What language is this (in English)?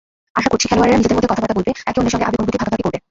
Bangla